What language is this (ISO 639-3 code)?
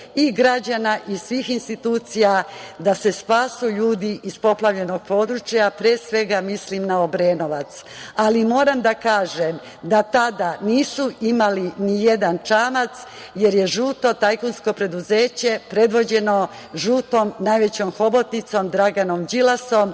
srp